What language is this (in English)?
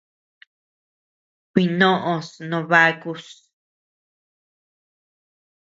Tepeuxila Cuicatec